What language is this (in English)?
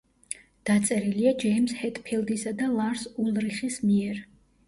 Georgian